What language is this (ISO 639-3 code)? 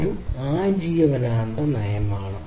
mal